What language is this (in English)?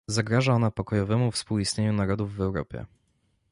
Polish